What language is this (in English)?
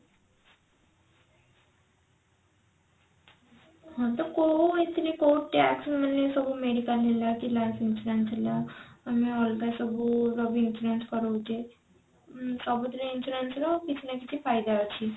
Odia